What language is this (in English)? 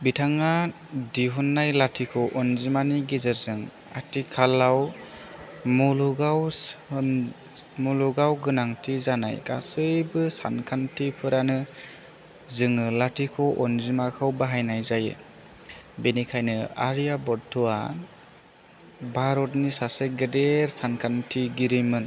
Bodo